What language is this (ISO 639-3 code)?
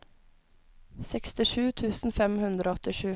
nor